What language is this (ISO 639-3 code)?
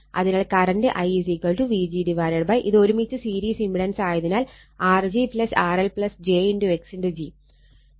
mal